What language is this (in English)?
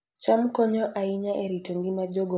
Luo (Kenya and Tanzania)